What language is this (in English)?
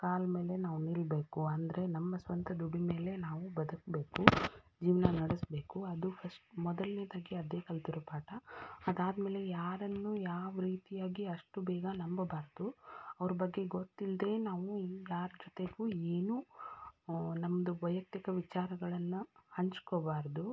Kannada